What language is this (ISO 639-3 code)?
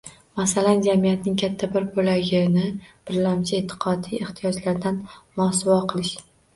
uzb